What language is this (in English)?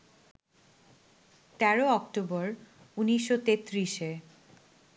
Bangla